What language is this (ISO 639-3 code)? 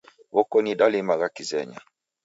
dav